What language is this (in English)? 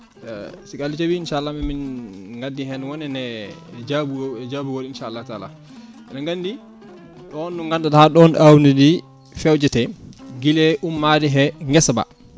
Fula